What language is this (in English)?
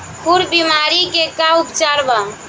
Bhojpuri